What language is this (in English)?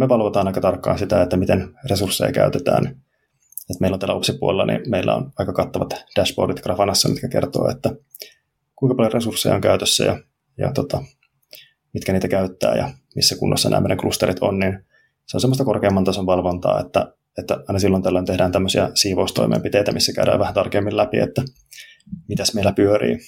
Finnish